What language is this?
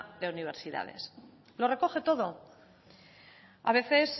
Spanish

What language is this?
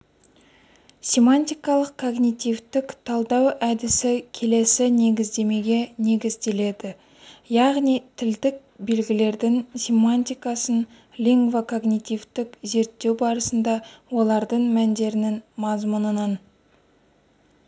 Kazakh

